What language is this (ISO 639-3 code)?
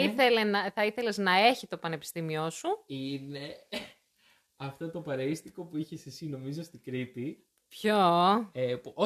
ell